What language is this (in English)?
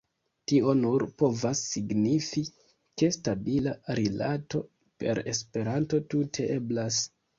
Esperanto